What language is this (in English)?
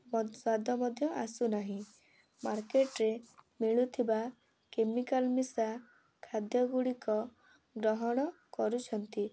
Odia